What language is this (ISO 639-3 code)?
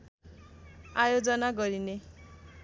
nep